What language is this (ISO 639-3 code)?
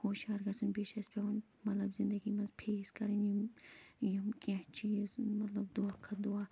kas